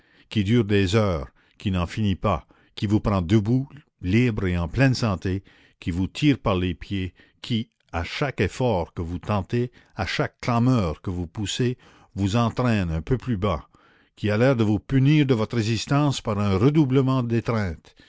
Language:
French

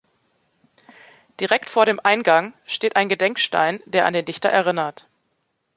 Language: German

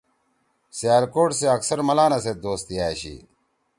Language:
Torwali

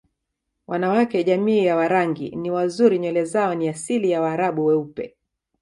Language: Swahili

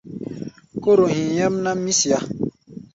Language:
Gbaya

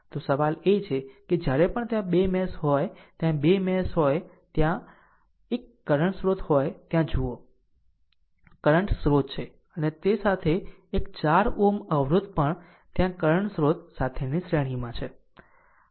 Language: Gujarati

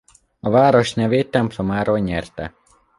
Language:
Hungarian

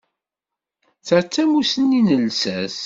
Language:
Kabyle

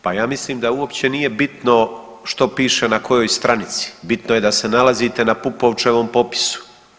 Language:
Croatian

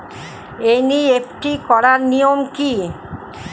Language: Bangla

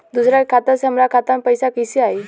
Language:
Bhojpuri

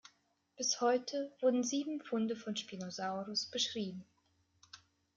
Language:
German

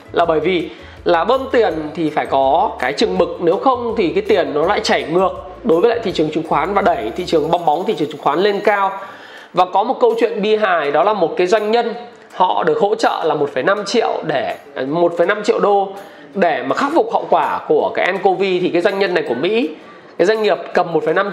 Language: Vietnamese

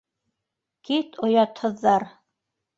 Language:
Bashkir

